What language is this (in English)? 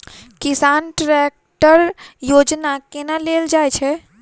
Maithili